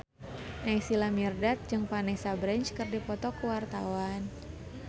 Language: Sundanese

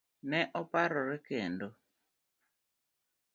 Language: Luo (Kenya and Tanzania)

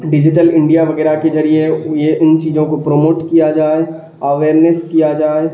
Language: Urdu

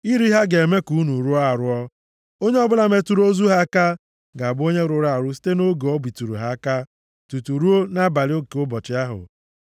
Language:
Igbo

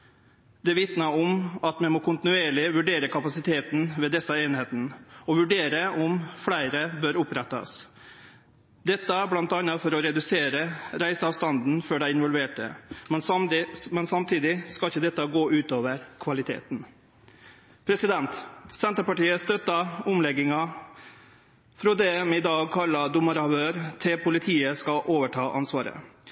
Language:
Norwegian Nynorsk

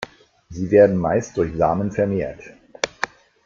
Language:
German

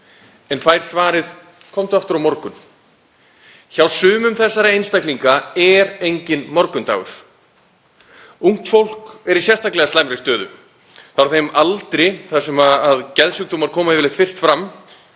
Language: Icelandic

